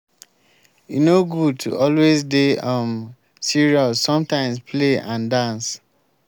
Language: Nigerian Pidgin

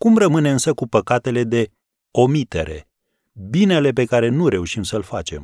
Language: Romanian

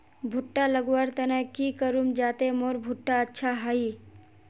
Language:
Magahi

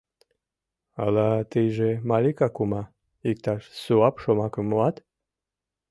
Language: Mari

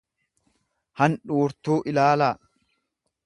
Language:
Oromo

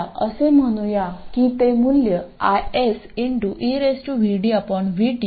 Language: Marathi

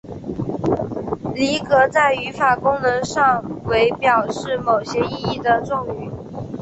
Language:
Chinese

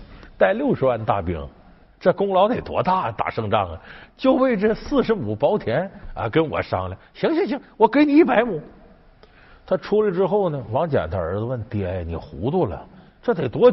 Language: Chinese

